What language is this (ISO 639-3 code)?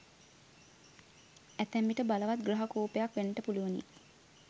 sin